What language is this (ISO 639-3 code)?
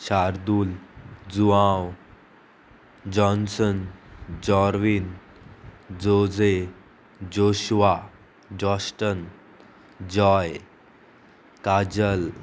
kok